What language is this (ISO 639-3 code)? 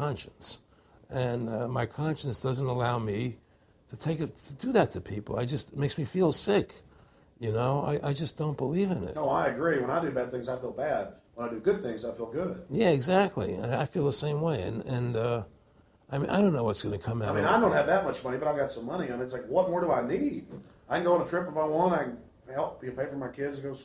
eng